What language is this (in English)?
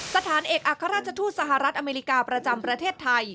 Thai